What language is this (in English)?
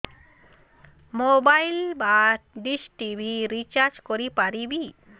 Odia